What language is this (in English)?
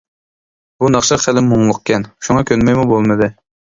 Uyghur